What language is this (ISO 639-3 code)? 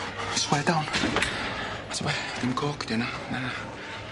cym